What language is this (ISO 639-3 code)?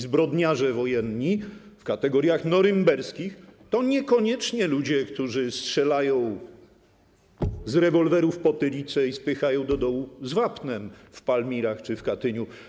pol